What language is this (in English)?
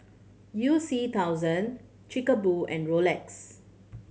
English